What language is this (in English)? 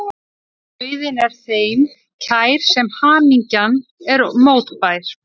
Icelandic